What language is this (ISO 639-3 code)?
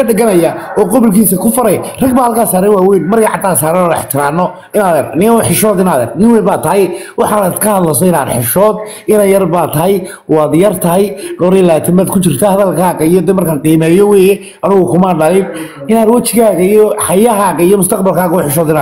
ara